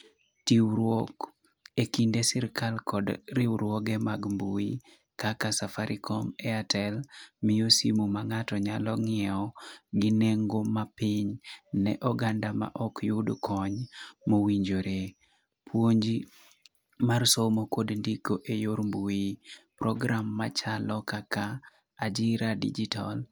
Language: Luo (Kenya and Tanzania)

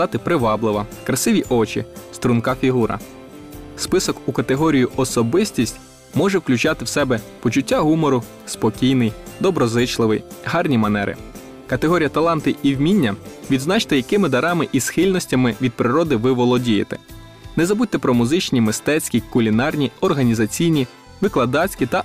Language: Ukrainian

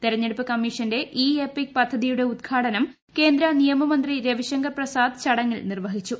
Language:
Malayalam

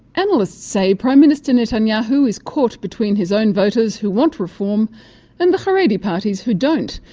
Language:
English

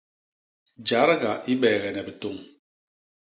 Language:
Basaa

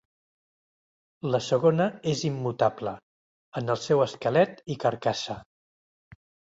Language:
Catalan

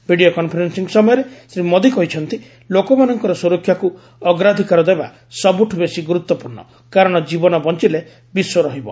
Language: Odia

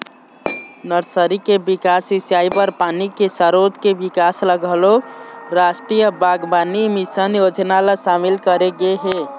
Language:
Chhattisgarhi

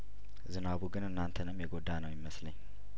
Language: Amharic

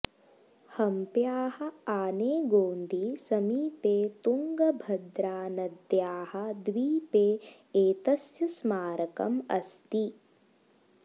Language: Sanskrit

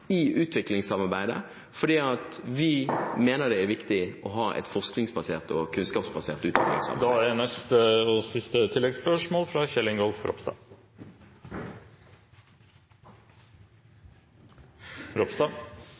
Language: Norwegian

